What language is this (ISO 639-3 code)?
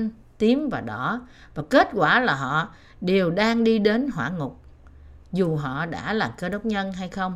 vie